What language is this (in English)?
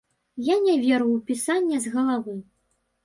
Belarusian